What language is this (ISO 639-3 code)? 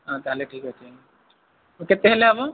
ori